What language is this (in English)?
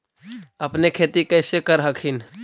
Magahi